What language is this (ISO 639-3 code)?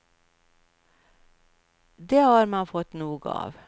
swe